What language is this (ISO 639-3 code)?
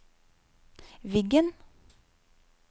nor